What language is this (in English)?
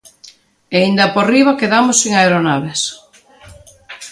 Galician